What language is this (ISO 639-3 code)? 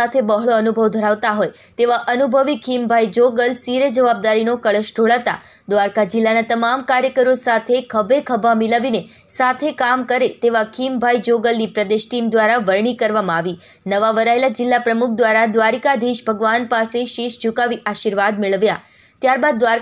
hin